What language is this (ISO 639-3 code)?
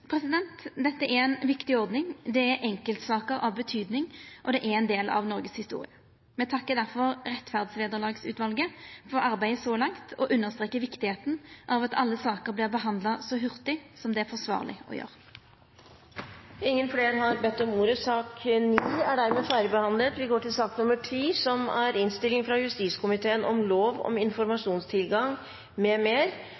nor